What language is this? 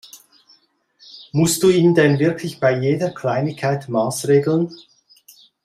German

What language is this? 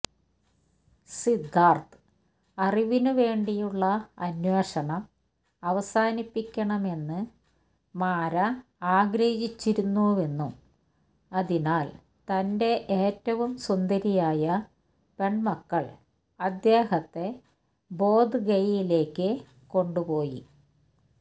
Malayalam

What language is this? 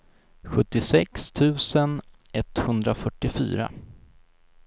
Swedish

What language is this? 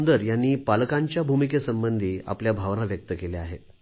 Marathi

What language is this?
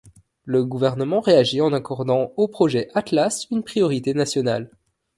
French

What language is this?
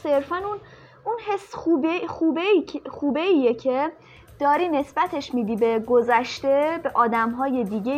Persian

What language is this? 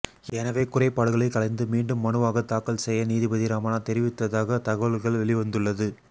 Tamil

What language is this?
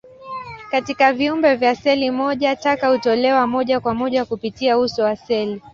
Swahili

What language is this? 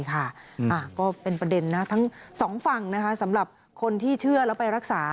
Thai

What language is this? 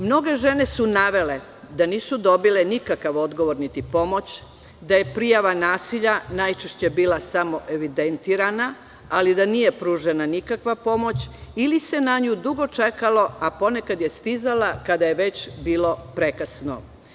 Serbian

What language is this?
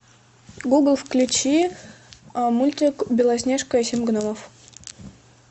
Russian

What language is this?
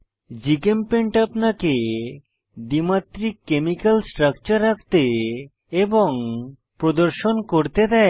Bangla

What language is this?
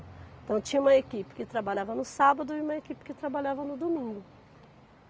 Portuguese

